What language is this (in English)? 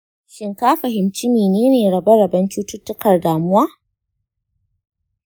Hausa